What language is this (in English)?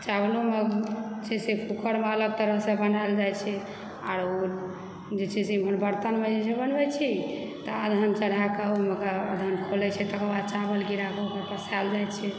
Maithili